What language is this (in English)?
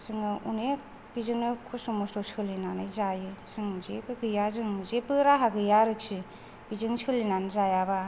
Bodo